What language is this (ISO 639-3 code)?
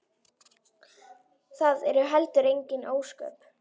isl